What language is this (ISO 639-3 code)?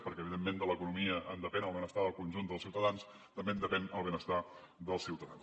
cat